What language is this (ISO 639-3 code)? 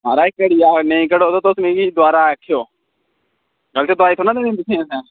doi